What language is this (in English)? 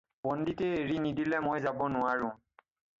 Assamese